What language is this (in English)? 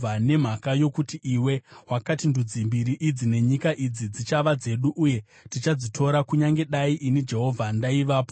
Shona